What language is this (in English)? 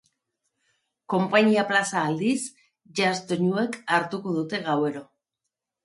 Basque